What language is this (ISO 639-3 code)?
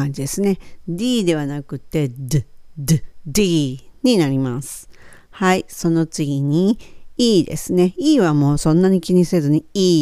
jpn